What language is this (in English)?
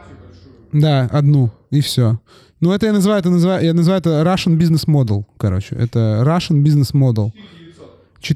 Russian